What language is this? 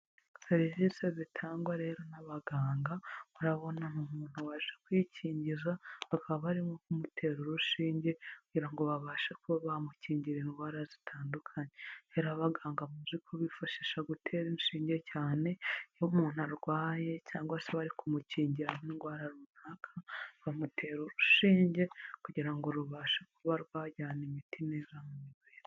Kinyarwanda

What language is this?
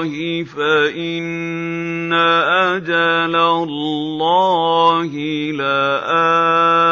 Arabic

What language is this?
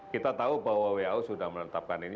Indonesian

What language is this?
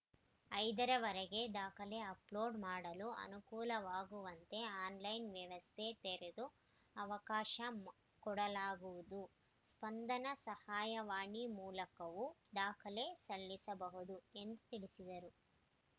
Kannada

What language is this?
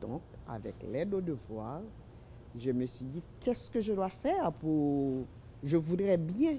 French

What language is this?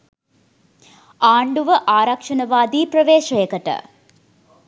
Sinhala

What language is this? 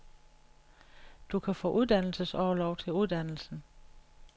Danish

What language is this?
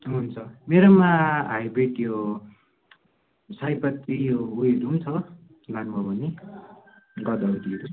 Nepali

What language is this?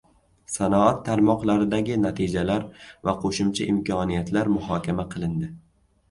Uzbek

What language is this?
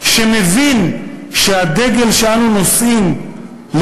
Hebrew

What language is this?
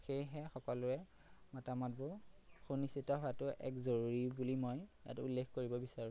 Assamese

